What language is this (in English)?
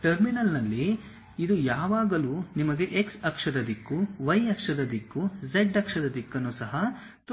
Kannada